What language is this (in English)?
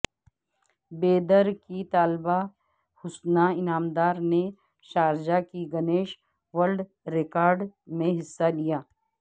Urdu